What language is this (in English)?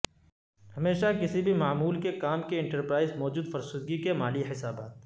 Urdu